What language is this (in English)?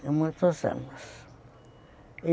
Portuguese